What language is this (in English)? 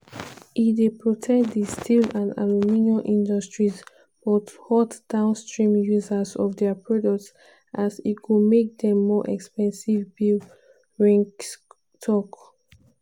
Nigerian Pidgin